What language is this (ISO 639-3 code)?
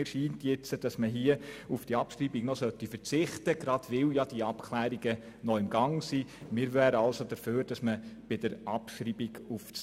gsw